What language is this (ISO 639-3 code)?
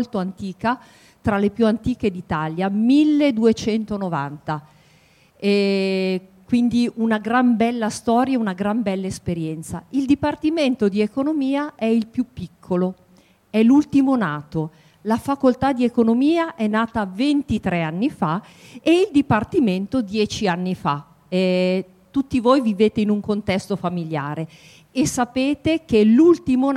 ita